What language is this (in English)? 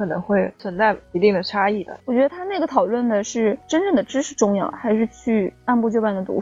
Chinese